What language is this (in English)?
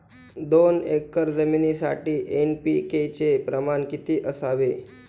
Marathi